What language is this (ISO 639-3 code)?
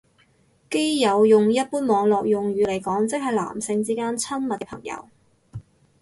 yue